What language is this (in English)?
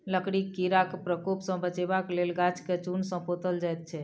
Maithili